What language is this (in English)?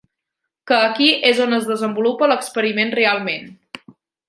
Catalan